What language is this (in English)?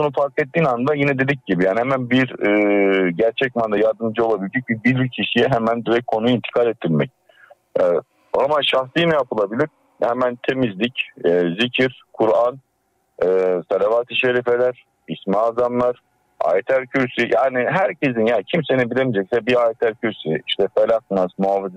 Turkish